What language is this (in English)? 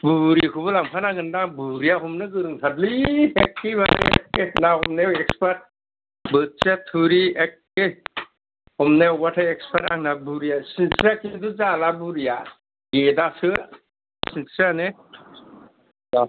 Bodo